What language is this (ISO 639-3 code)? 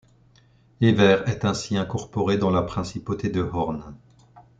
fra